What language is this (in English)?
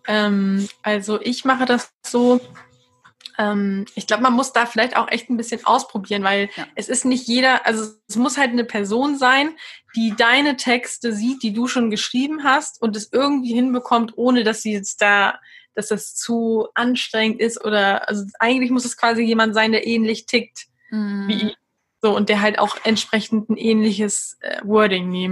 German